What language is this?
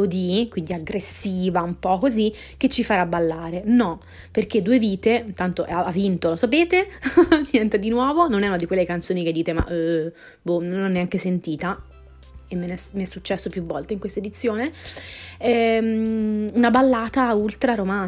Italian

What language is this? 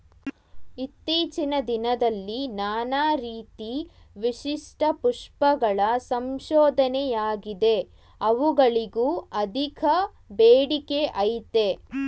Kannada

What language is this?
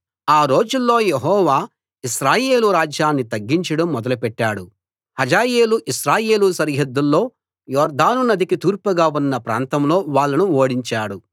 Telugu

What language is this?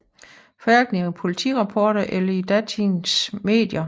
Danish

